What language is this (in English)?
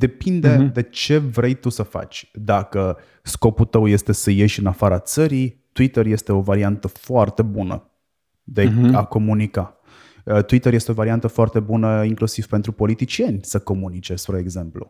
Romanian